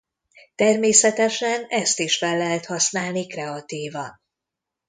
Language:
Hungarian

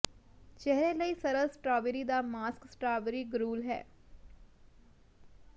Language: Punjabi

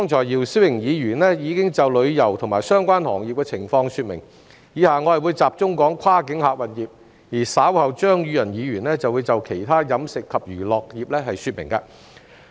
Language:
Cantonese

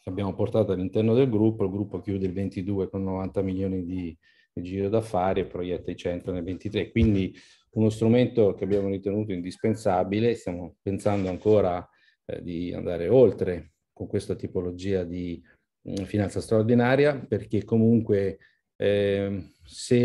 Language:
Italian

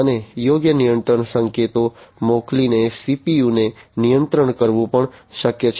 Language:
Gujarati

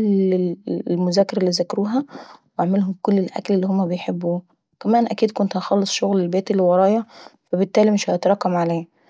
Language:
Saidi Arabic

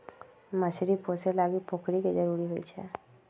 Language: Magahi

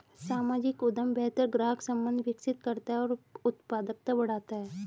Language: Hindi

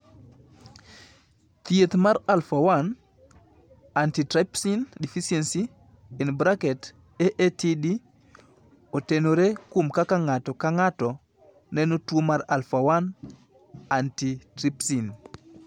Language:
Luo (Kenya and Tanzania)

